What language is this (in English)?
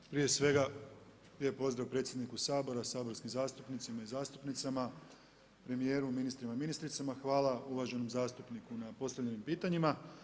Croatian